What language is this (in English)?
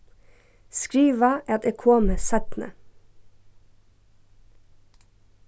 Faroese